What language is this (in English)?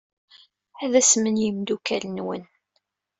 Kabyle